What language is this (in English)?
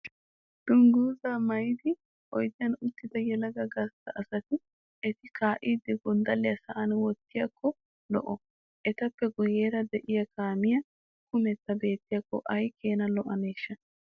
Wolaytta